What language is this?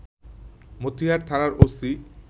Bangla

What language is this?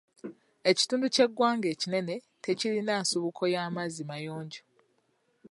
Ganda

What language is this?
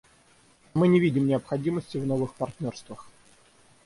Russian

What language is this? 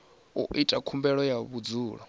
Venda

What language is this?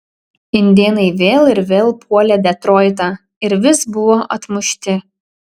Lithuanian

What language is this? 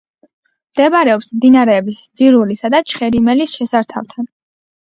Georgian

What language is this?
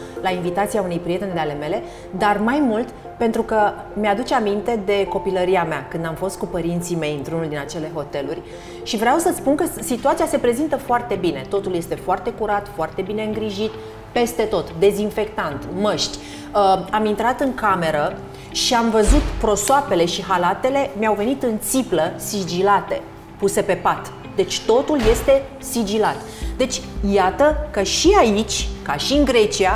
Romanian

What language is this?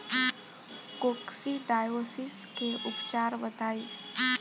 Bhojpuri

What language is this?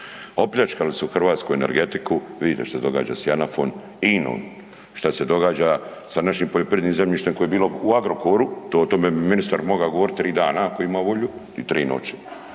Croatian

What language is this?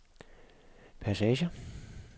Danish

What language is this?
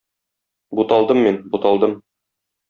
Tatar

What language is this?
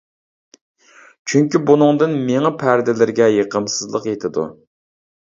Uyghur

